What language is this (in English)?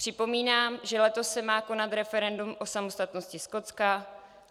Czech